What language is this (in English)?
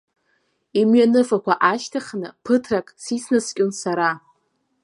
Abkhazian